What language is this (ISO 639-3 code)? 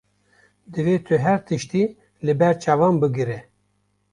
kur